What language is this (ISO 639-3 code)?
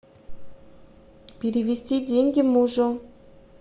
rus